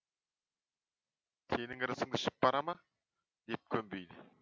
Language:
Kazakh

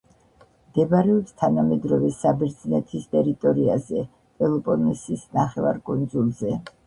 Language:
Georgian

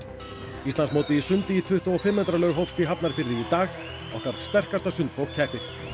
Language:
Icelandic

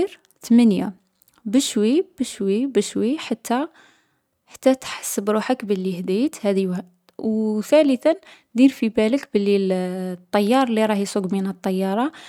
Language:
Algerian Arabic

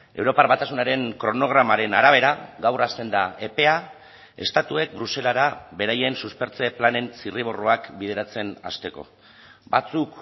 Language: Basque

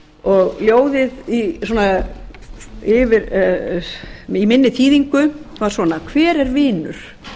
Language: Icelandic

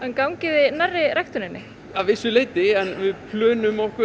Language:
Icelandic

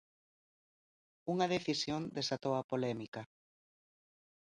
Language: Galician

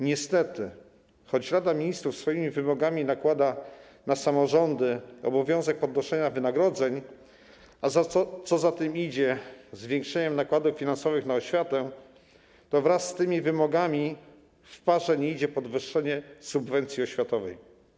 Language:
Polish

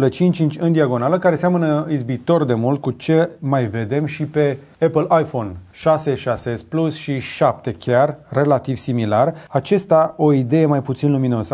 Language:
Romanian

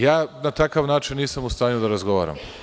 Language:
Serbian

